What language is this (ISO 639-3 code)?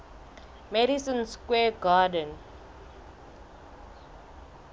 sot